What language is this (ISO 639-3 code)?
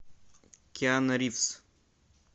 rus